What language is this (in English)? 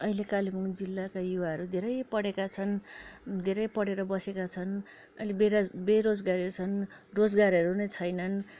Nepali